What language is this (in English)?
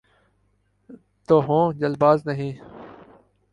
Urdu